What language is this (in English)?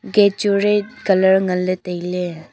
Wancho Naga